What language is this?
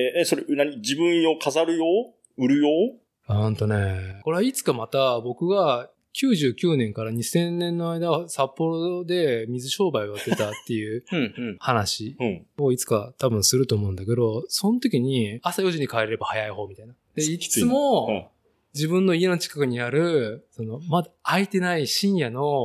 Japanese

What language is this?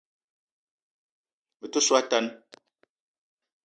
Eton (Cameroon)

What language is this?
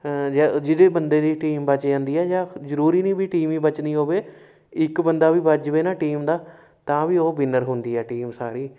Punjabi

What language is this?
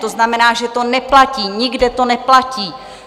Czech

